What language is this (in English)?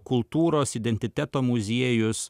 Lithuanian